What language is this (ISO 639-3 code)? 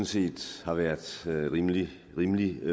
dan